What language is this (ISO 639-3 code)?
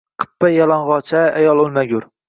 uzb